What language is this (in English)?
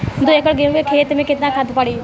Bhojpuri